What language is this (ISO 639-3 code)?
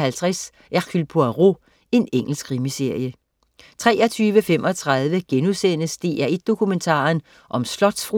dan